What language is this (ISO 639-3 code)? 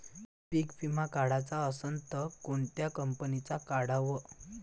mar